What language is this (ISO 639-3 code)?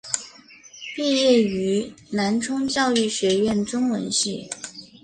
zho